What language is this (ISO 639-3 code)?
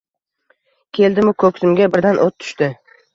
uzb